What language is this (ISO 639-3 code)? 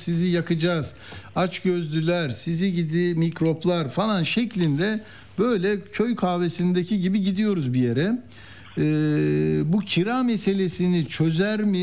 tur